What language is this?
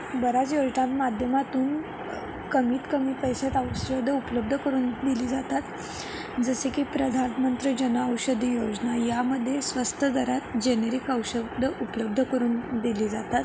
Marathi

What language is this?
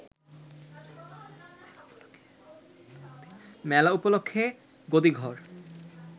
Bangla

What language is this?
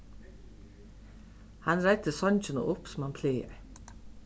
Faroese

